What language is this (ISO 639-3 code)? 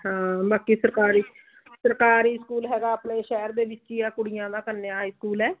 pan